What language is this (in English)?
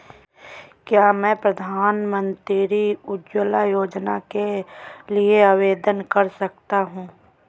Hindi